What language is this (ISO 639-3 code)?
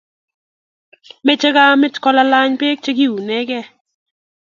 kln